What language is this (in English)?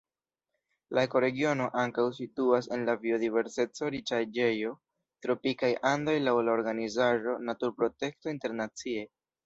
Esperanto